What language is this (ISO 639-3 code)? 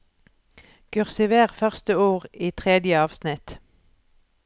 nor